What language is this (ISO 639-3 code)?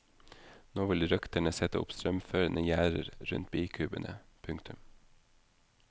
nor